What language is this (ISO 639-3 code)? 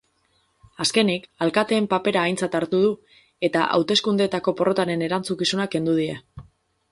eus